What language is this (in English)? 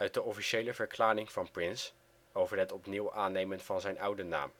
Dutch